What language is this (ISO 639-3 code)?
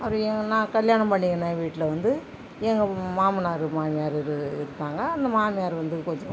tam